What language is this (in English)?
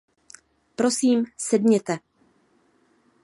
Czech